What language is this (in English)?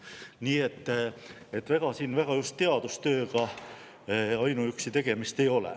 Estonian